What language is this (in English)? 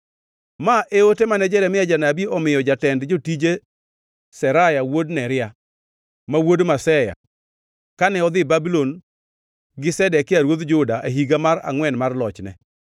Luo (Kenya and Tanzania)